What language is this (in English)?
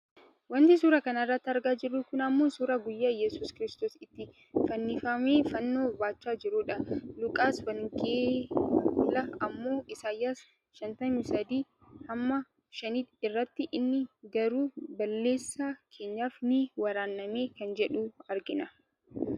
Oromo